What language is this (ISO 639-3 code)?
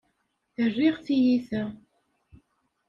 kab